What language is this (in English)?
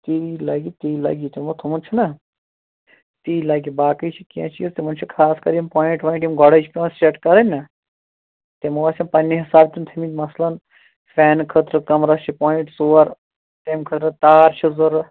Kashmiri